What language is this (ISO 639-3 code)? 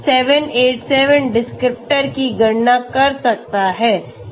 hin